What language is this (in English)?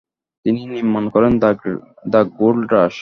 Bangla